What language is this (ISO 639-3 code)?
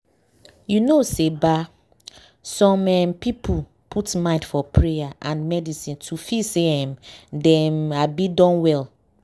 pcm